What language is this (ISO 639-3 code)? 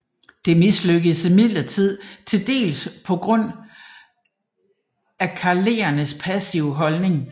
dan